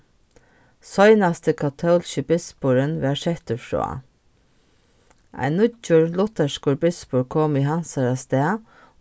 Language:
Faroese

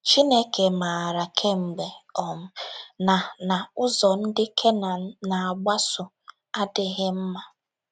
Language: Igbo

